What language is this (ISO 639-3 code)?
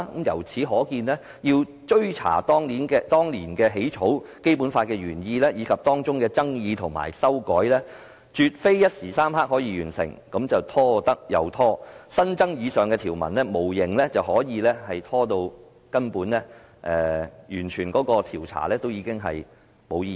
yue